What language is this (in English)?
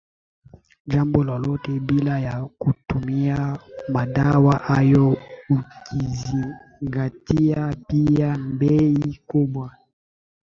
Swahili